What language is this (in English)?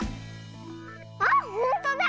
Japanese